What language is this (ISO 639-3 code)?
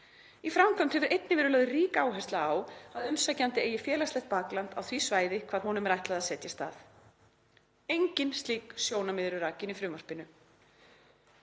isl